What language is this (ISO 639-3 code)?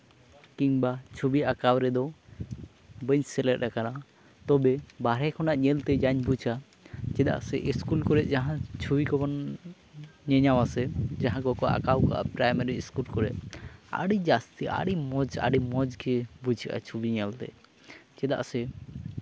sat